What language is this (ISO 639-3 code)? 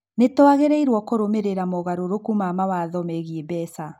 kik